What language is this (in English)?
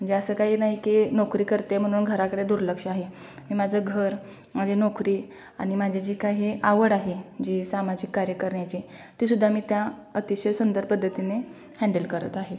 Marathi